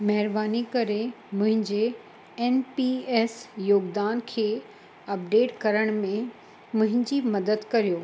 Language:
Sindhi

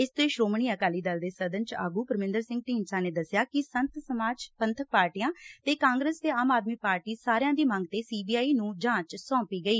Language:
Punjabi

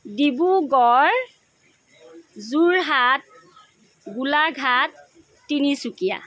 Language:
Assamese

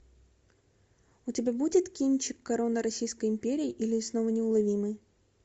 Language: Russian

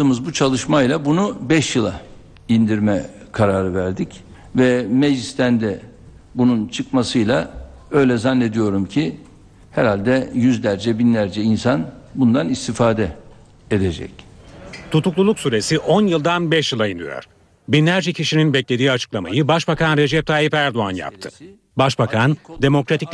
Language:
Turkish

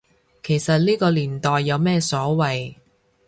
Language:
Cantonese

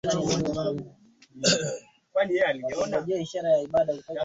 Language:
Swahili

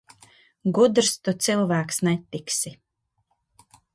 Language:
Latvian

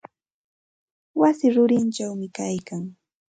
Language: Santa Ana de Tusi Pasco Quechua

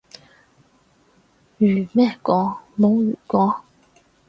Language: Cantonese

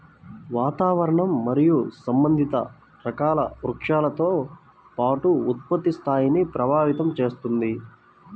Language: Telugu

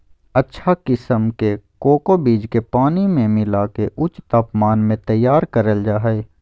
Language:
Magahi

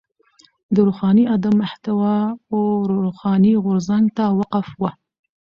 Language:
Pashto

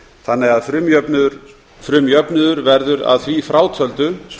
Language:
Icelandic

